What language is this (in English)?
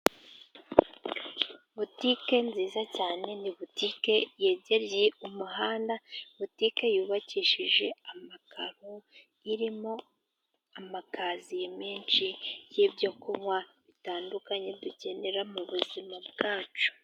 Kinyarwanda